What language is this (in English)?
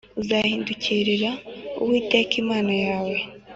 Kinyarwanda